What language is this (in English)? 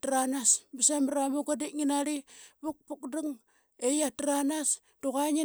Qaqet